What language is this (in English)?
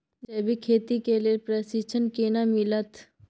Maithili